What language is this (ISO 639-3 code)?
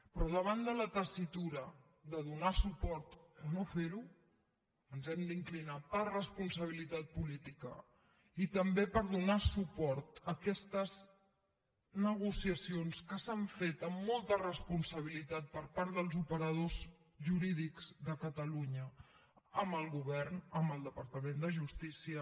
cat